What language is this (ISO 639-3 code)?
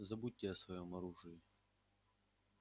rus